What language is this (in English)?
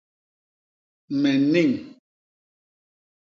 Basaa